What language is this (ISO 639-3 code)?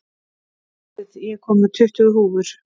isl